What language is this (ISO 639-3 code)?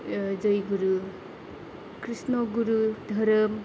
brx